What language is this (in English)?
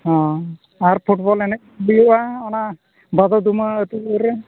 Santali